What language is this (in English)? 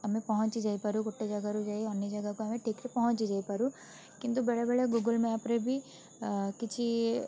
Odia